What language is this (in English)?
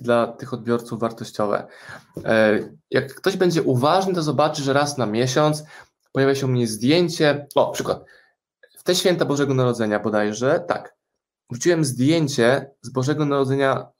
Polish